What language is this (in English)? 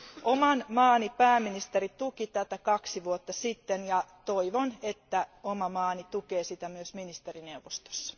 Finnish